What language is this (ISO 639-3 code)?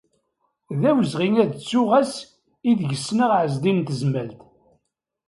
kab